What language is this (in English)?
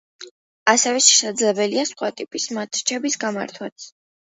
Georgian